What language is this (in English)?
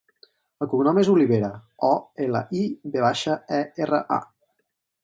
Catalan